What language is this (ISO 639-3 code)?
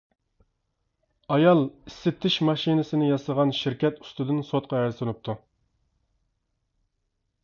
uig